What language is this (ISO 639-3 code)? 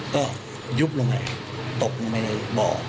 tha